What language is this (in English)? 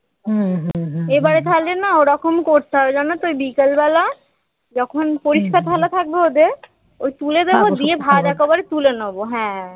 Bangla